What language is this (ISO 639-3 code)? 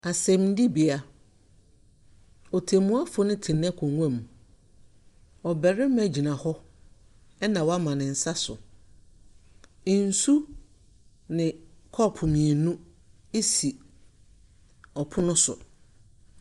aka